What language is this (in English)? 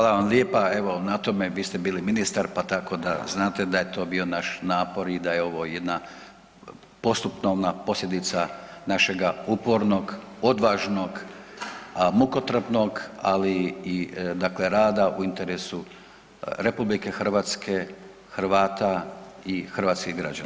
Croatian